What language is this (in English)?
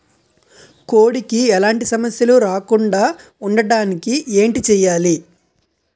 Telugu